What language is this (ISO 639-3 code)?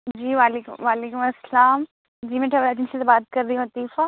urd